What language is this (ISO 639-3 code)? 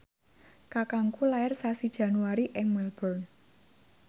jav